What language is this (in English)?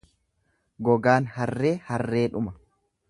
Oromo